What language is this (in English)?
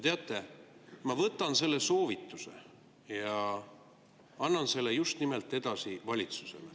Estonian